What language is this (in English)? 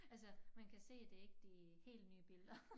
Danish